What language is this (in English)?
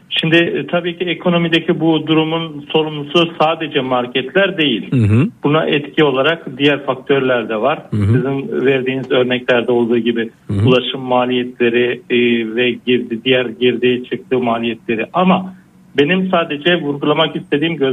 Turkish